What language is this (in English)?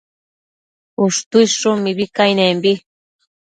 Matsés